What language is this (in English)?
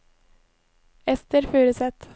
Norwegian